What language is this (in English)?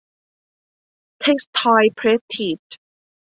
Thai